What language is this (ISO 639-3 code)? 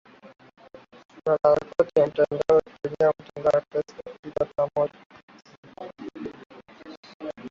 swa